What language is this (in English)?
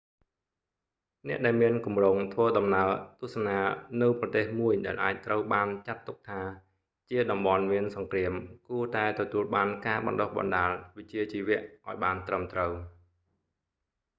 Khmer